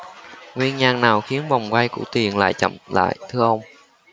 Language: Vietnamese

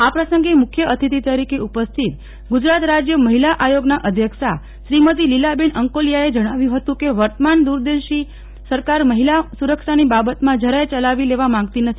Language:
Gujarati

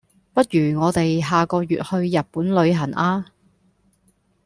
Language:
Cantonese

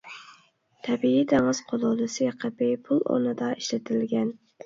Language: Uyghur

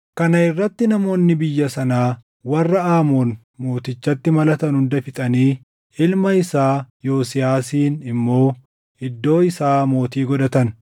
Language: Oromo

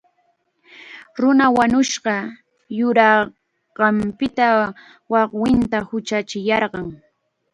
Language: Chiquián Ancash Quechua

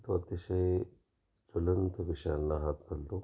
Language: Marathi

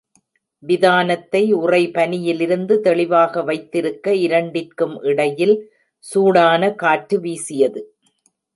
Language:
Tamil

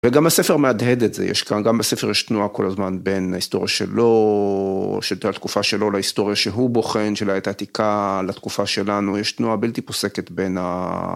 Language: Hebrew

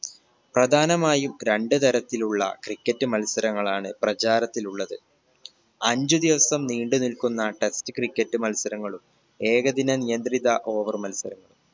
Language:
Malayalam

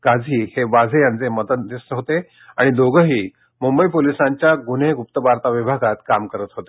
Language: Marathi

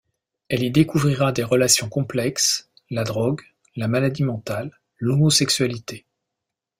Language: French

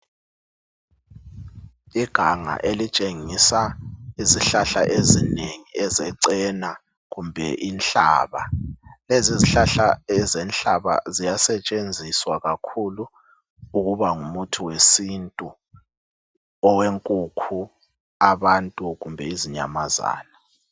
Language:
North Ndebele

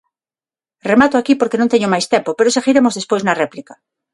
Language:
Galician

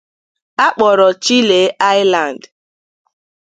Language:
Igbo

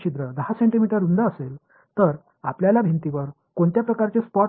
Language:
Tamil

